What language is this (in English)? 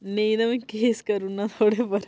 Dogri